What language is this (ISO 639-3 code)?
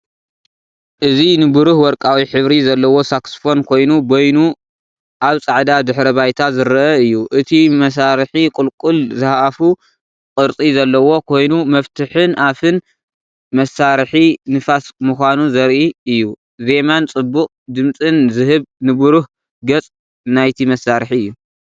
tir